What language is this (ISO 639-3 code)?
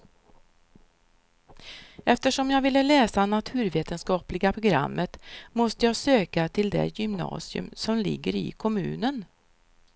swe